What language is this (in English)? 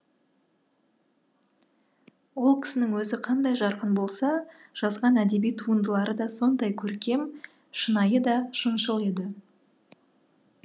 Kazakh